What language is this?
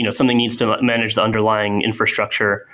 English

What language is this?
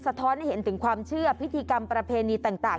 Thai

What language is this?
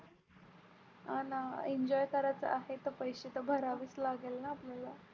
Marathi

